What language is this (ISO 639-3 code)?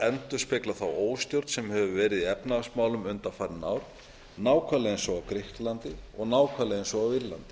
isl